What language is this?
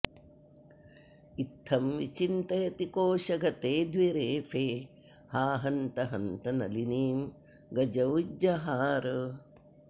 Sanskrit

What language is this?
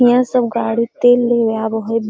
Magahi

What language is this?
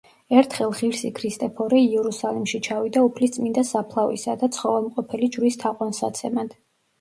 Georgian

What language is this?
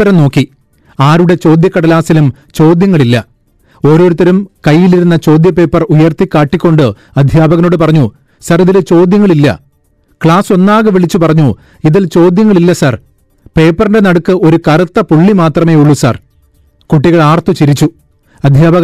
Malayalam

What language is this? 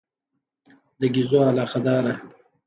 Pashto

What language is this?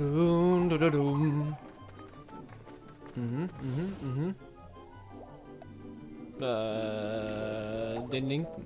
German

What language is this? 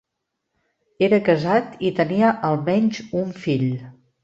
Catalan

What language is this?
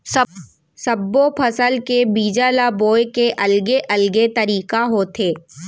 Chhattisgarhi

